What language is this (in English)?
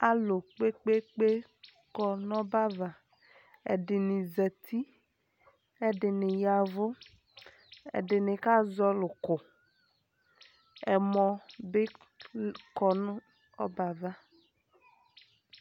Ikposo